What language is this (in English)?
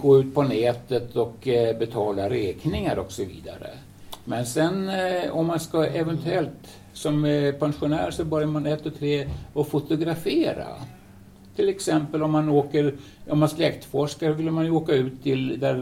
Swedish